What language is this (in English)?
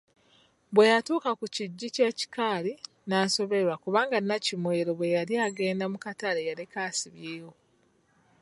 Ganda